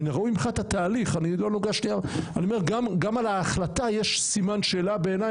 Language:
Hebrew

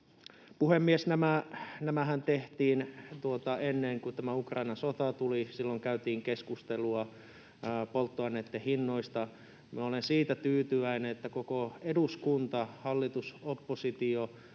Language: Finnish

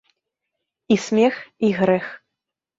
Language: Belarusian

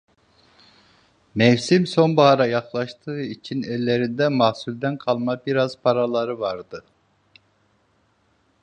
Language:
Turkish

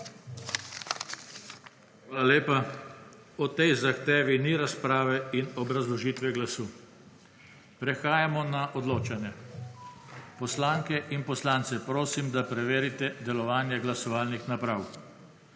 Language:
Slovenian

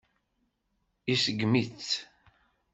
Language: Kabyle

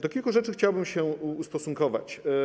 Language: Polish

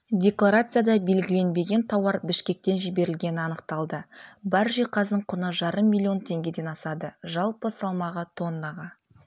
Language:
Kazakh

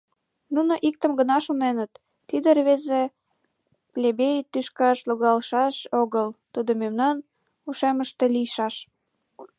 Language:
Mari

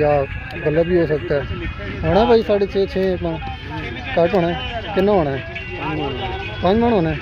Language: Hindi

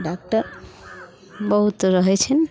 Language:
Maithili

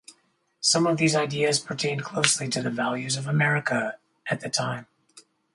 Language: English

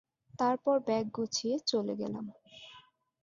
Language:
Bangla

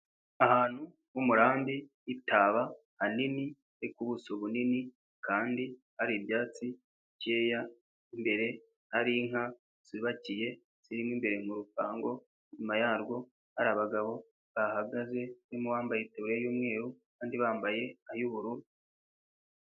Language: Kinyarwanda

